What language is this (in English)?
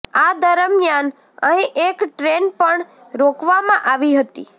Gujarati